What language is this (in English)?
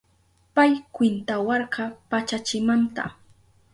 Southern Pastaza Quechua